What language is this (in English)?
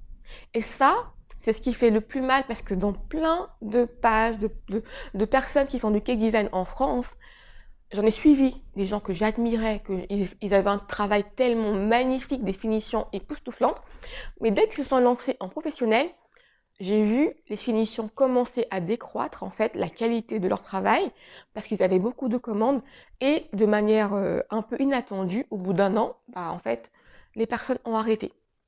French